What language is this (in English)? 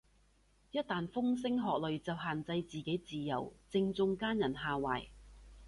Cantonese